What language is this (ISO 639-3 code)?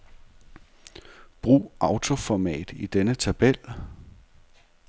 dan